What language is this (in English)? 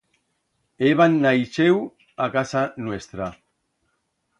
Aragonese